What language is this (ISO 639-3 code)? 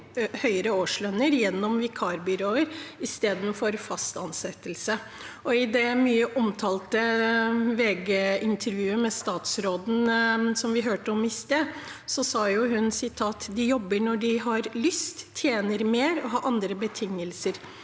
nor